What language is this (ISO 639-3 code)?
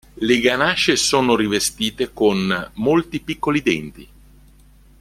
ita